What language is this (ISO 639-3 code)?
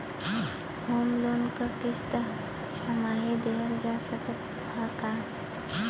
bho